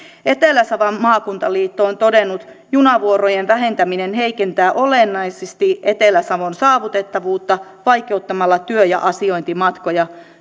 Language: Finnish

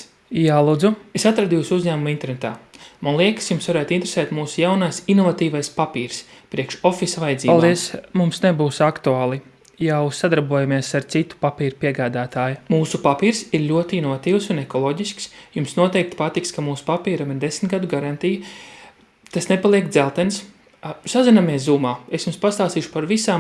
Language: Latvian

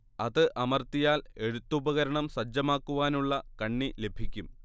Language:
Malayalam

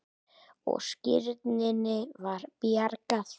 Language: Icelandic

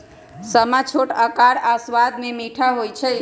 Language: Magahi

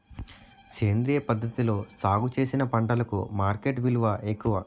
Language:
Telugu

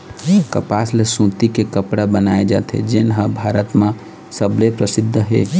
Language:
Chhattisgarhi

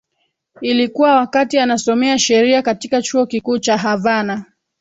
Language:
Swahili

